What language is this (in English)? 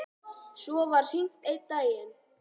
Icelandic